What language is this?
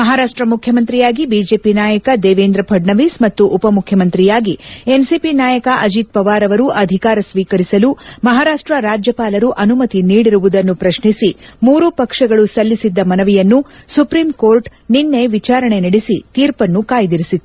Kannada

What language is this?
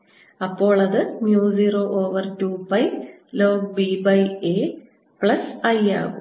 Malayalam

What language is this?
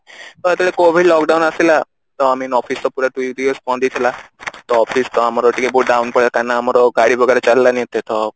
Odia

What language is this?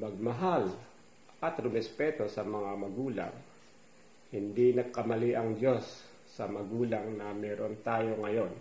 Filipino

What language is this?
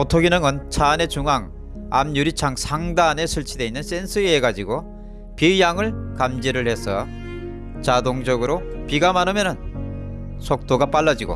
Korean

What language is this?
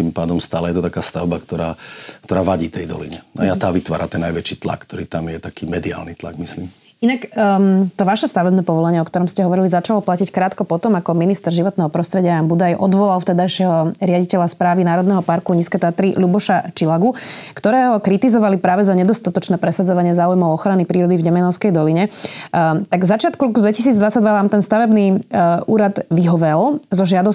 Slovak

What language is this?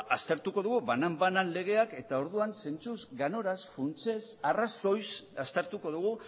Basque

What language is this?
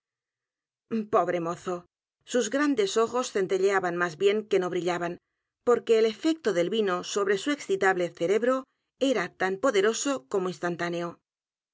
Spanish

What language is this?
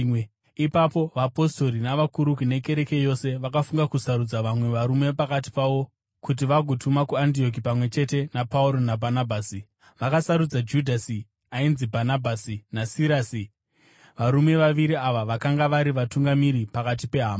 Shona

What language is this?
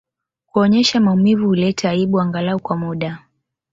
Swahili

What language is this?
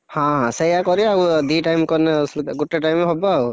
Odia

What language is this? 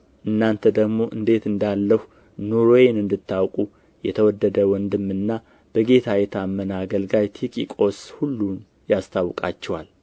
Amharic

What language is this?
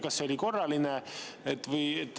Estonian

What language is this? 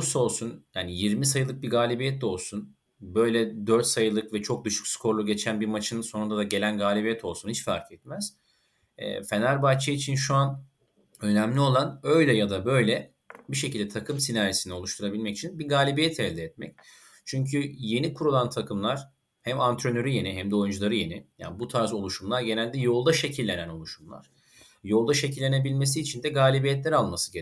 Turkish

